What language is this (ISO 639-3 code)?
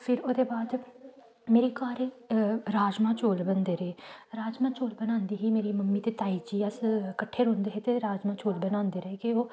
doi